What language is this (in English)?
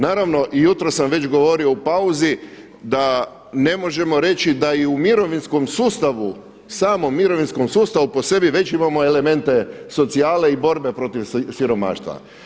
Croatian